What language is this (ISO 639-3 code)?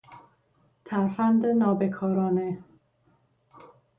fas